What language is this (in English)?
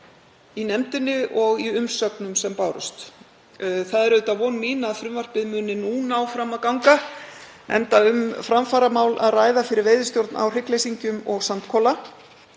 Icelandic